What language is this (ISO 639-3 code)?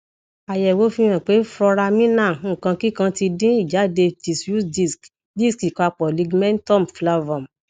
yor